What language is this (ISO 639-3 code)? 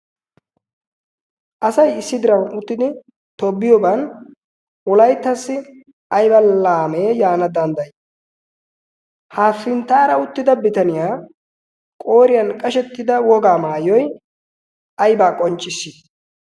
wal